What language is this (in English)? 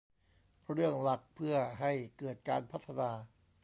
Thai